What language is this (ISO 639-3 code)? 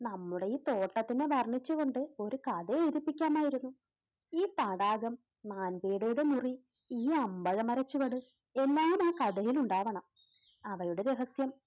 mal